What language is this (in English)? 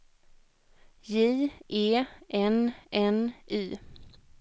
Swedish